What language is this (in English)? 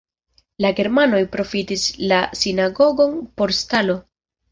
Esperanto